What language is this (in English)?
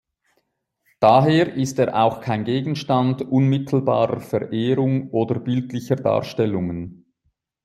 German